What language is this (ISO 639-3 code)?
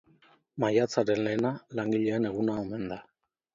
eus